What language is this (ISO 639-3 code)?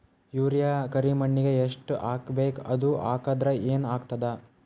kan